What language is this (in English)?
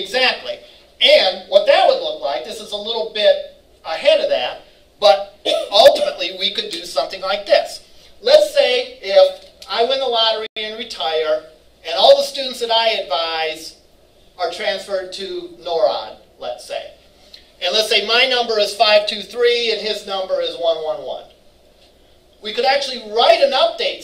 English